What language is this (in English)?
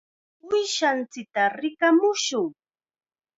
Chiquián Ancash Quechua